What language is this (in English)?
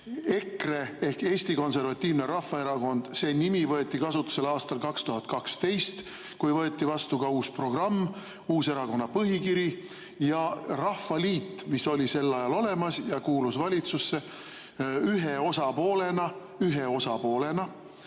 Estonian